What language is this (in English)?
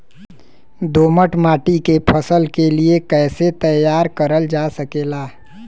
Bhojpuri